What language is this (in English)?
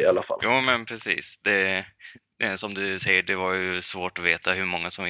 Swedish